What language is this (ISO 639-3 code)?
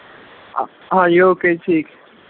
pan